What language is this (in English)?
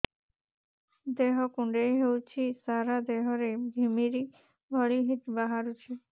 Odia